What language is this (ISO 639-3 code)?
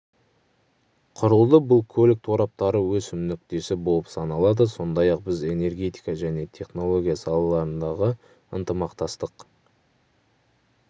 kaz